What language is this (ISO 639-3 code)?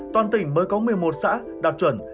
vie